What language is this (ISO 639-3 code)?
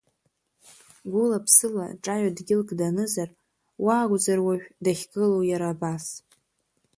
abk